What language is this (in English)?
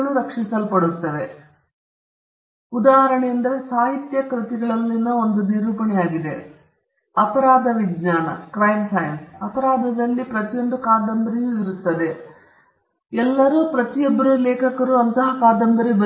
Kannada